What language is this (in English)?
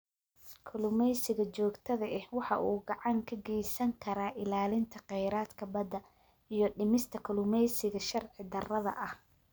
Somali